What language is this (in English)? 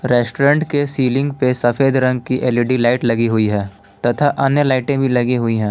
Hindi